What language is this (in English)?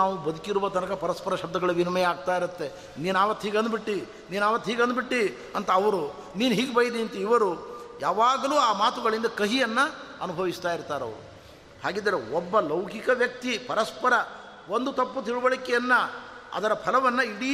Kannada